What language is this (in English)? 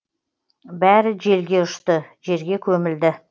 Kazakh